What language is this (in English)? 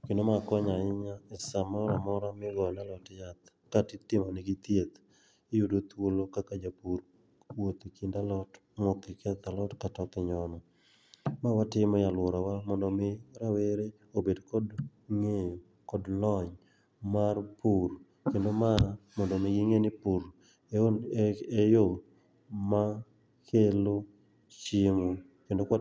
Luo (Kenya and Tanzania)